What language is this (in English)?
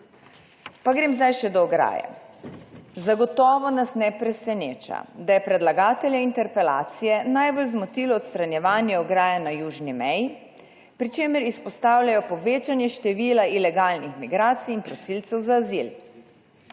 Slovenian